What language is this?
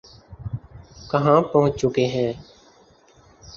Urdu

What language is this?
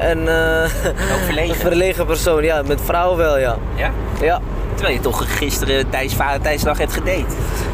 Dutch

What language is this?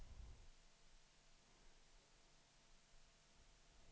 Danish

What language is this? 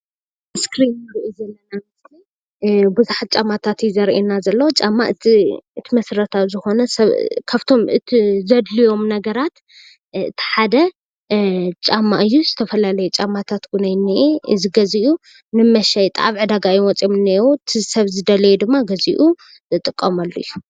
Tigrinya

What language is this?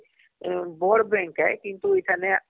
Odia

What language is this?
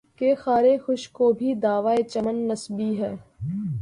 Urdu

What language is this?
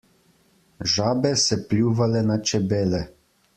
Slovenian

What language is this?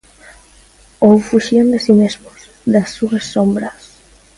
Galician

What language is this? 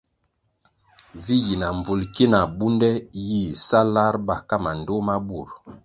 Kwasio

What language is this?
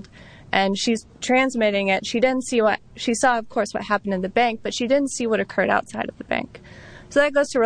English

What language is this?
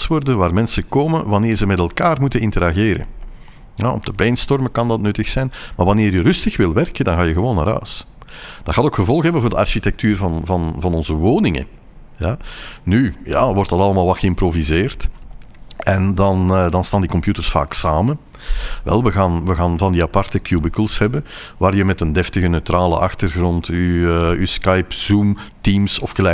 Dutch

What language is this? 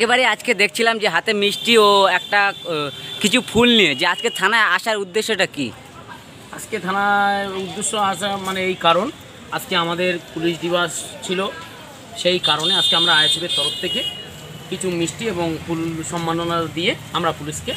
Turkish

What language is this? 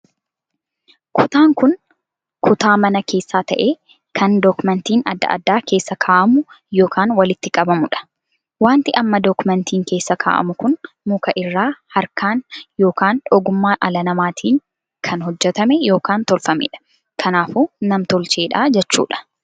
Oromo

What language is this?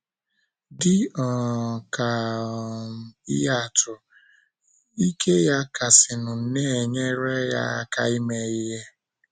Igbo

